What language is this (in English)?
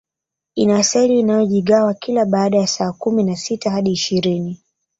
Swahili